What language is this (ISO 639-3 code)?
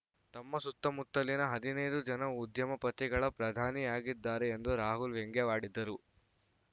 kan